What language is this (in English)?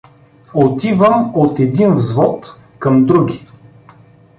Bulgarian